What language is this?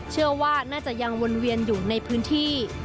Thai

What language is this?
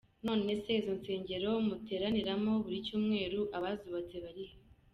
Kinyarwanda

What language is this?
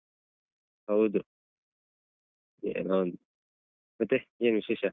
Kannada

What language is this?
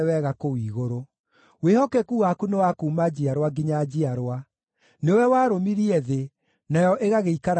Kikuyu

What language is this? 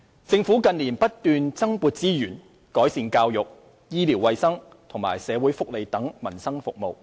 Cantonese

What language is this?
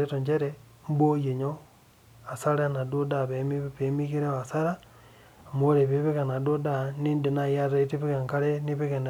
Masai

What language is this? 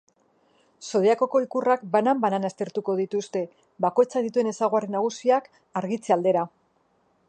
Basque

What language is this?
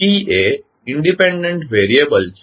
Gujarati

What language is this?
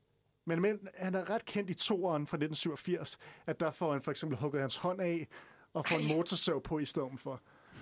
Danish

